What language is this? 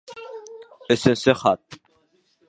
Bashkir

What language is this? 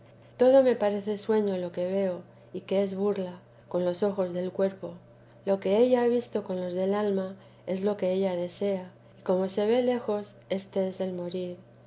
Spanish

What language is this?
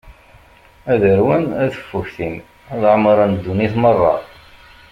Kabyle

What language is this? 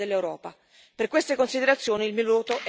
Italian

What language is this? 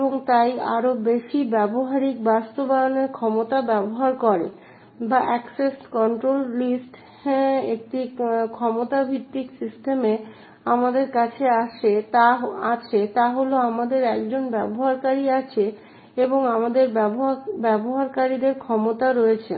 Bangla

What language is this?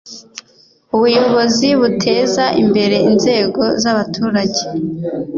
Kinyarwanda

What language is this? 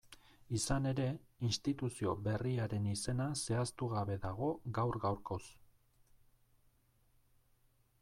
Basque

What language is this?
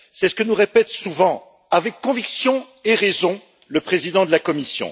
French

